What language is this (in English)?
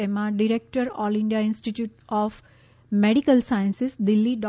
Gujarati